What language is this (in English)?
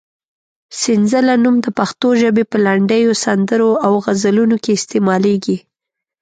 Pashto